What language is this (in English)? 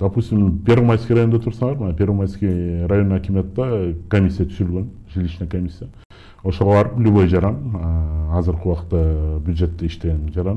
Turkish